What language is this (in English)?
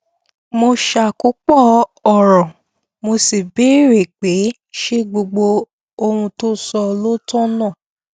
Yoruba